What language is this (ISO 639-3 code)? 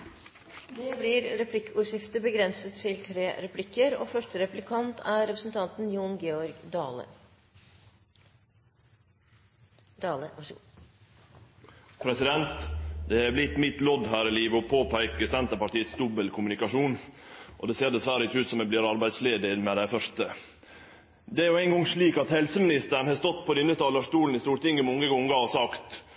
nor